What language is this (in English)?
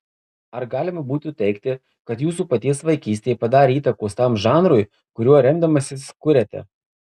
Lithuanian